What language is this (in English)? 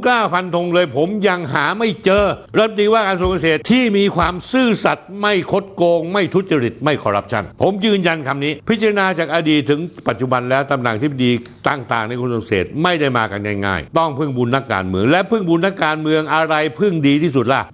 Thai